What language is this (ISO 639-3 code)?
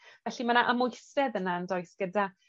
cym